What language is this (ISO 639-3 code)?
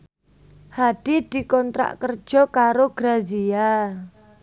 jav